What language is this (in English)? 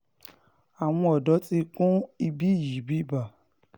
Yoruba